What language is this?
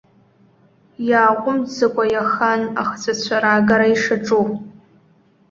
Abkhazian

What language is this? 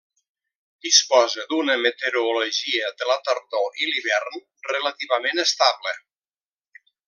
Catalan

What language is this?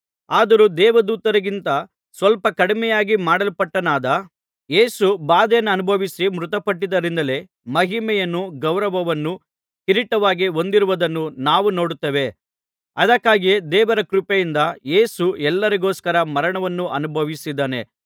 Kannada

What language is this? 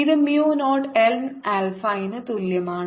Malayalam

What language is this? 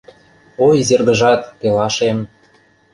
Mari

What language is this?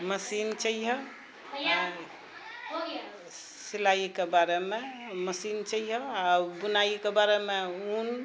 Maithili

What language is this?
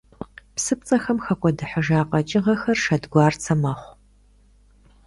Kabardian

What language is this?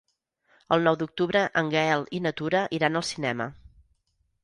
Catalan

